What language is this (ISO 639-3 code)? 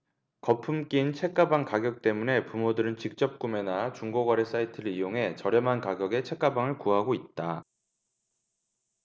kor